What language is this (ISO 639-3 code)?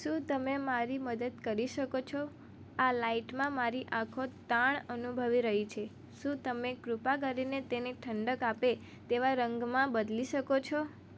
guj